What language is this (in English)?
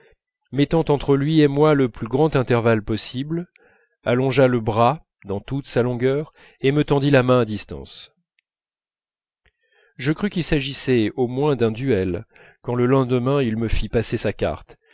French